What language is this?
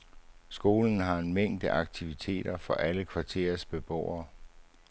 Danish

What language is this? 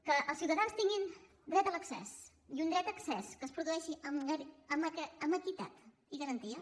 Catalan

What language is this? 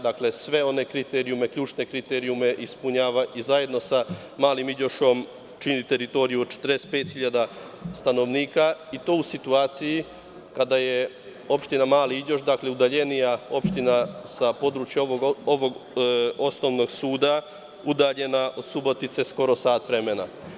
Serbian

